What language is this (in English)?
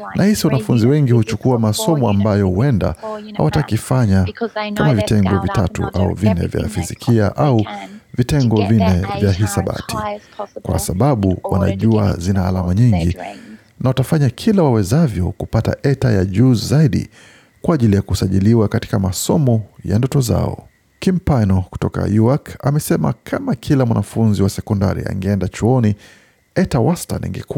Swahili